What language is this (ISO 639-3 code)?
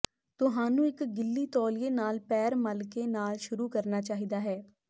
pan